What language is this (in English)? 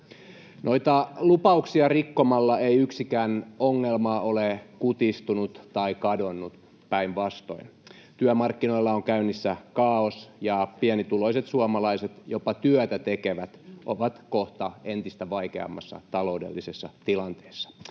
Finnish